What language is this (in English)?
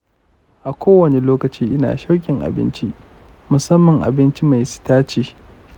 Hausa